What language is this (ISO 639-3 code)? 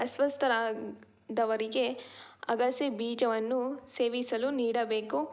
kan